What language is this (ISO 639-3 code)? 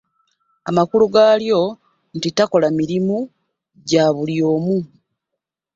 lug